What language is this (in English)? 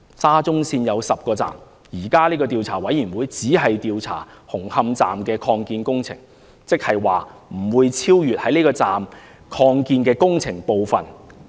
Cantonese